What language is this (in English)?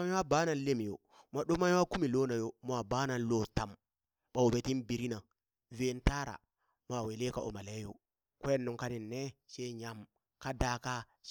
Burak